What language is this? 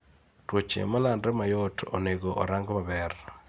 Luo (Kenya and Tanzania)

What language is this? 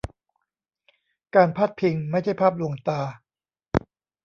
Thai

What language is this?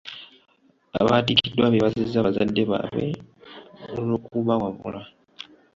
Ganda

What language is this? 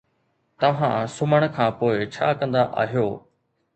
Sindhi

